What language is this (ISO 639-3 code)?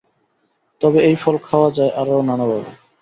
ben